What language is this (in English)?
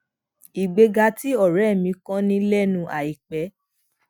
Yoruba